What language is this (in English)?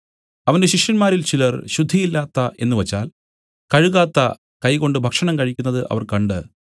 Malayalam